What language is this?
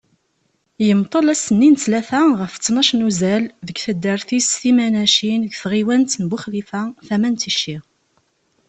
Kabyle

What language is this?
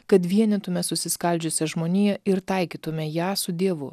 Lithuanian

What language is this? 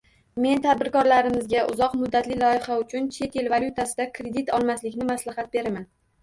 Uzbek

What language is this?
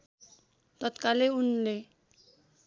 Nepali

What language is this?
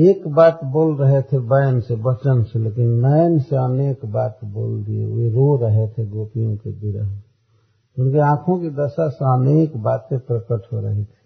Hindi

